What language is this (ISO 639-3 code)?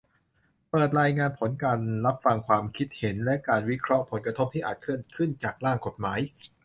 tha